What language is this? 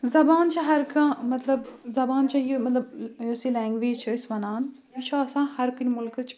Kashmiri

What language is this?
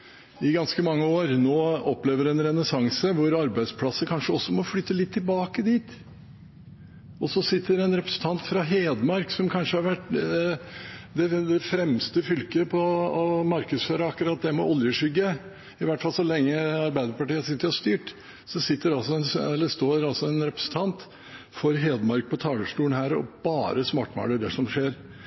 Norwegian Bokmål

